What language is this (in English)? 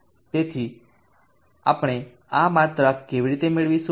Gujarati